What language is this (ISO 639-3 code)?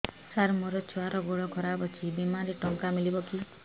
ori